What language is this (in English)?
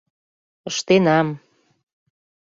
Mari